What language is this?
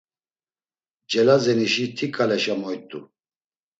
Laz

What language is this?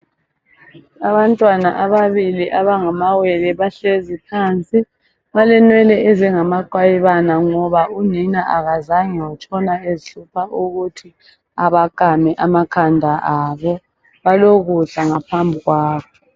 North Ndebele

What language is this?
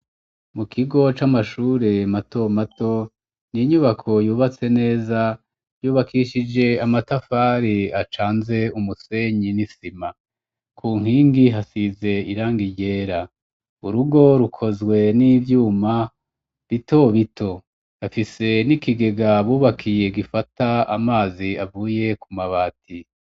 Rundi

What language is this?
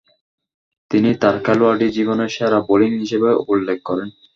Bangla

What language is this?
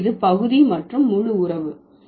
Tamil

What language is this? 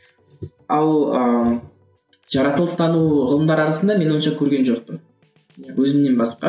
Kazakh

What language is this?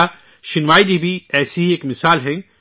Urdu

